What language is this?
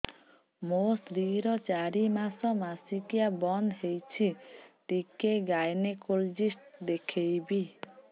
Odia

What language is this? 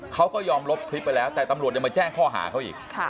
Thai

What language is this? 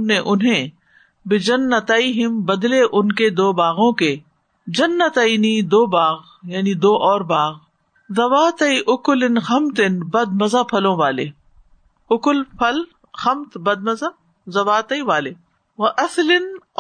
Urdu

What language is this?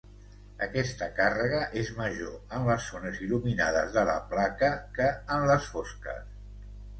Catalan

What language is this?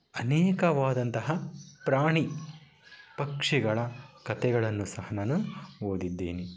Kannada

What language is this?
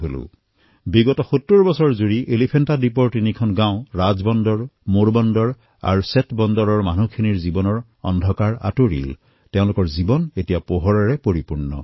Assamese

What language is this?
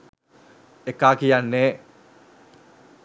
Sinhala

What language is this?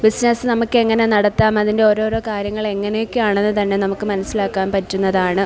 Malayalam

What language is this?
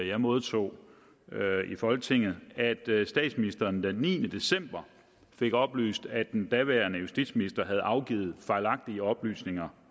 Danish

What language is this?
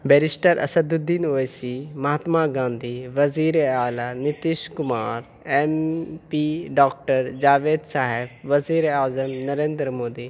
Urdu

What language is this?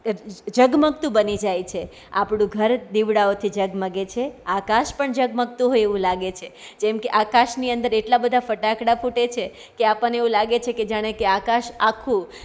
Gujarati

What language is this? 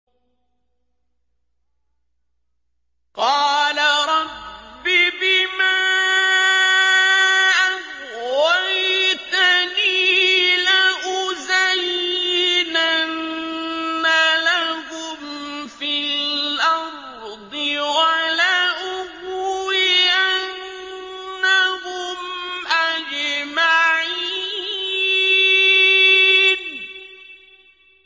Arabic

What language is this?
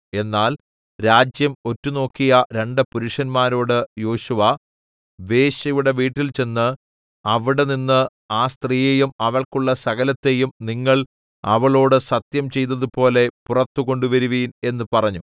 Malayalam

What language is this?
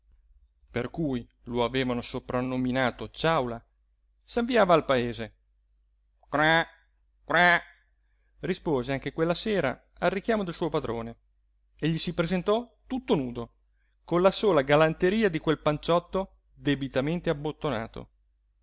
Italian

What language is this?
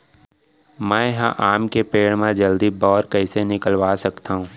Chhattisgarhi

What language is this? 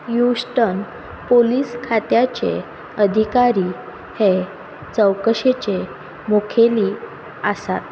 Konkani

